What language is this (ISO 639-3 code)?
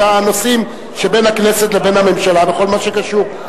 heb